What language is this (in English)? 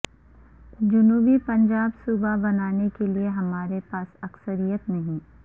Urdu